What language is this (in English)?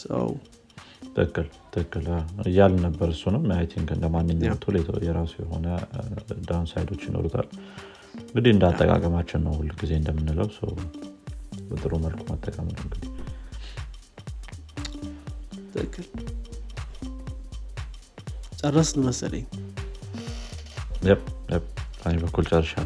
Amharic